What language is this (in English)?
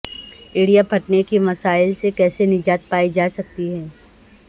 Urdu